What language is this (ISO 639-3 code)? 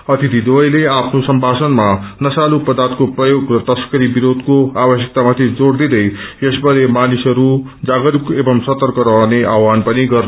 nep